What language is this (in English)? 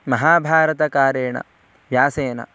Sanskrit